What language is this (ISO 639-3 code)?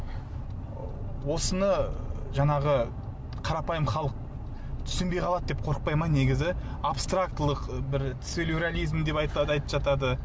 kaz